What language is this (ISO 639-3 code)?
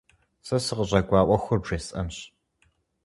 kbd